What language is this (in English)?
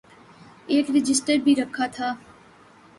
Urdu